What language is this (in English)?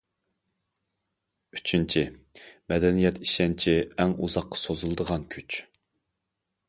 Uyghur